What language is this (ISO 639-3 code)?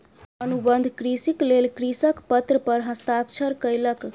mai